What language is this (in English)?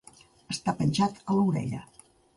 Catalan